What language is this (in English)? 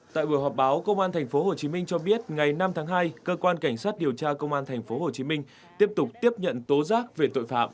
Vietnamese